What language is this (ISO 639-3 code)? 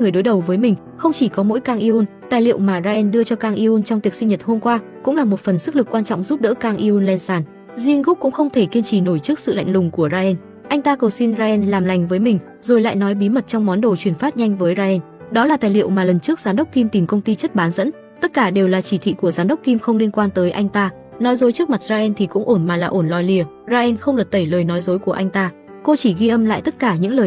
vie